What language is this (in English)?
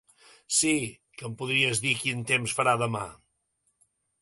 Catalan